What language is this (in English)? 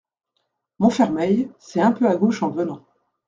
French